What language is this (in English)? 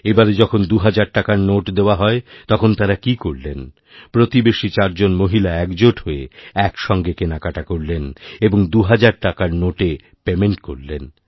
Bangla